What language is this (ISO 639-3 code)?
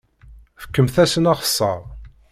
kab